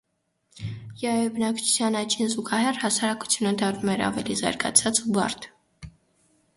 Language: Armenian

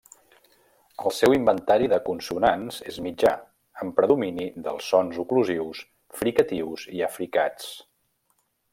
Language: Catalan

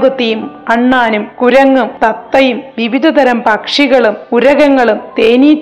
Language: Malayalam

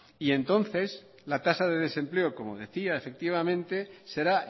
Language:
Spanish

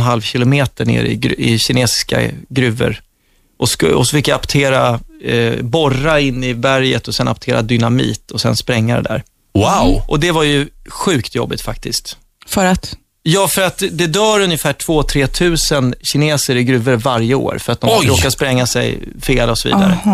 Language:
Swedish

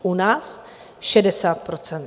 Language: Czech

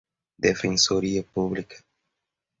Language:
Portuguese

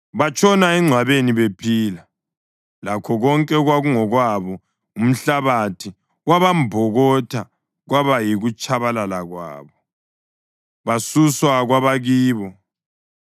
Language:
North Ndebele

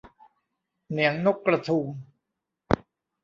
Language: Thai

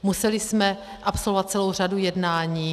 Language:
Czech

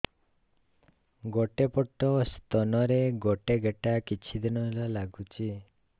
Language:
Odia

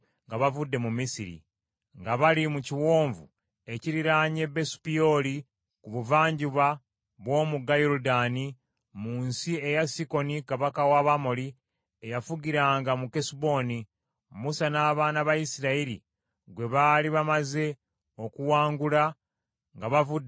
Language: Ganda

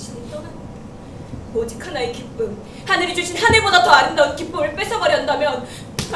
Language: Korean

